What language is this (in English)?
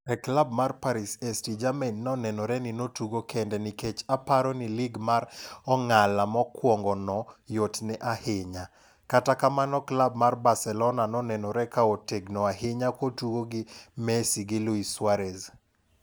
Luo (Kenya and Tanzania)